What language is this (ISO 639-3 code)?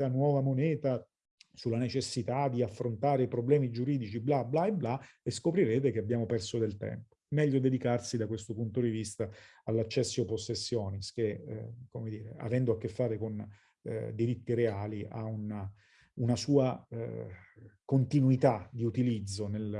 ita